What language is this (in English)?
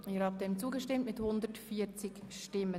Swiss German